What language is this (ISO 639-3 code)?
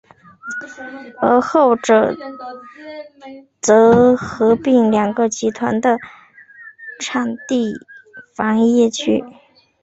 zho